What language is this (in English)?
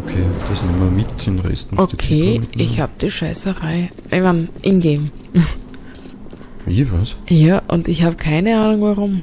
German